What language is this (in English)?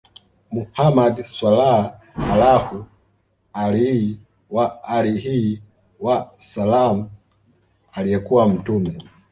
Swahili